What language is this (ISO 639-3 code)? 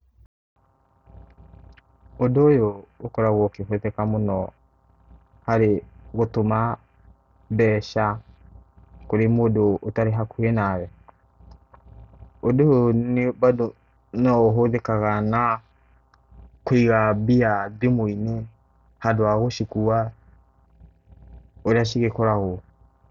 kik